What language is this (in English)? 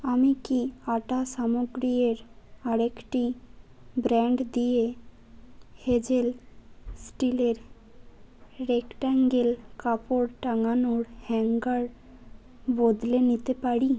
Bangla